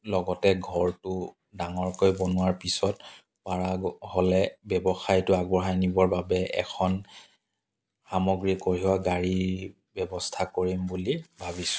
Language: Assamese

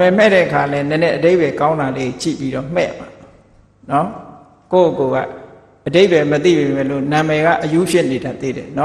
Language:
Thai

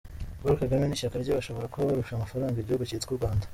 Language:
Kinyarwanda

